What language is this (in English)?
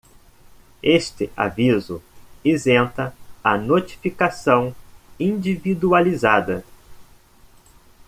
Portuguese